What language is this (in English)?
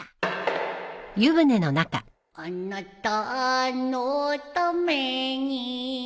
Japanese